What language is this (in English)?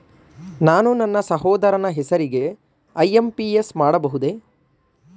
Kannada